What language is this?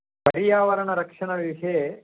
Sanskrit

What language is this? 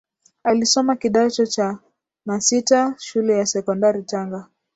Swahili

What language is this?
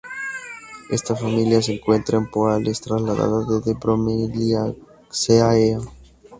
Spanish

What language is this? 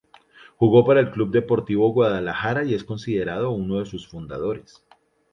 Spanish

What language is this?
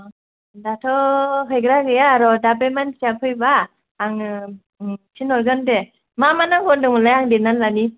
Bodo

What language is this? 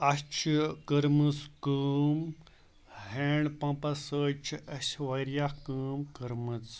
Kashmiri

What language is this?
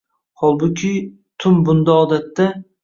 Uzbek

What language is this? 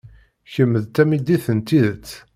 Kabyle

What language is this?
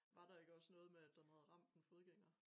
Danish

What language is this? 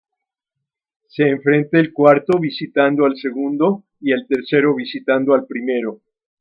Spanish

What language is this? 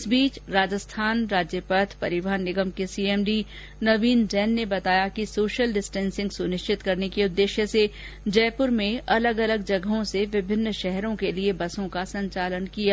Hindi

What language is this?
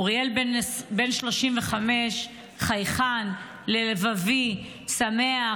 Hebrew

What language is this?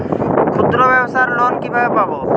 Bangla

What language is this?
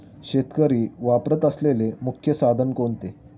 Marathi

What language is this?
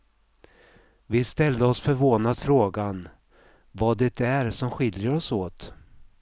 Swedish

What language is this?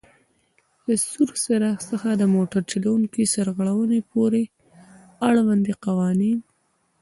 Pashto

